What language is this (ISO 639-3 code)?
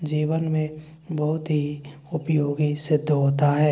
hin